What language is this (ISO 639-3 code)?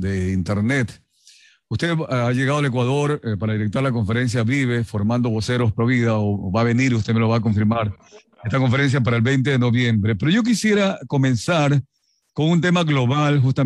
spa